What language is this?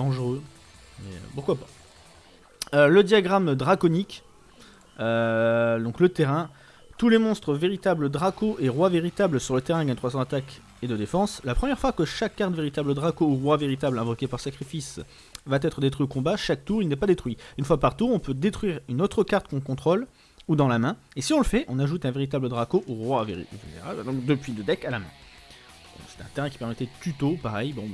French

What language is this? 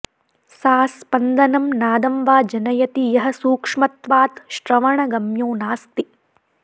Sanskrit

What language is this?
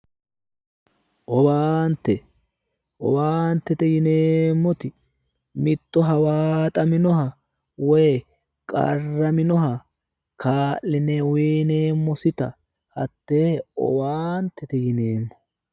Sidamo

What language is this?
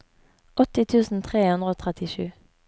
Norwegian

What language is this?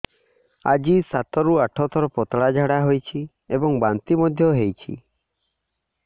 Odia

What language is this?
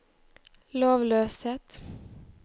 Norwegian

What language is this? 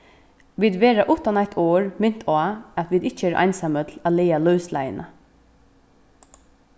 Faroese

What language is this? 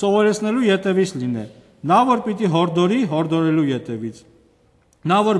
Romanian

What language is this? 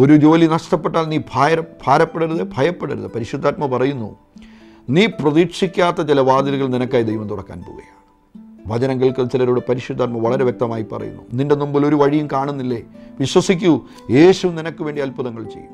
Malayalam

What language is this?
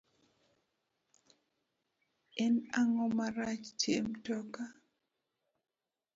Luo (Kenya and Tanzania)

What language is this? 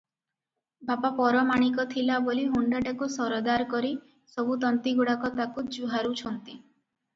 Odia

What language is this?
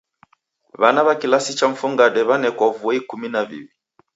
Taita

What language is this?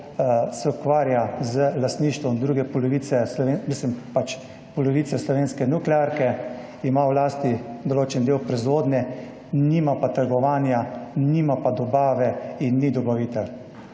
Slovenian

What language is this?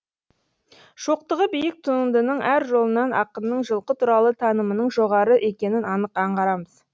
Kazakh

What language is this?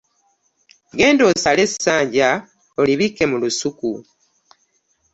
Ganda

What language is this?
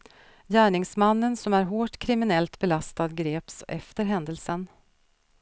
Swedish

